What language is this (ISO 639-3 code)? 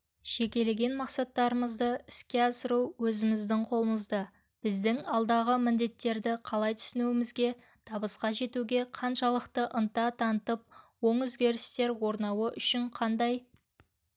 kaz